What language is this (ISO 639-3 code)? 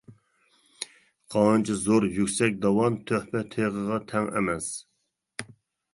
uig